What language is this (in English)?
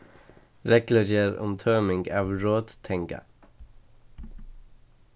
Faroese